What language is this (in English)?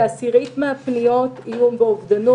Hebrew